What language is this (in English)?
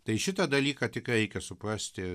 Lithuanian